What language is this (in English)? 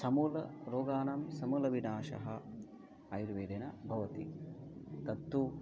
Sanskrit